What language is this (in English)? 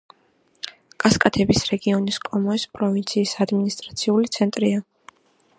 Georgian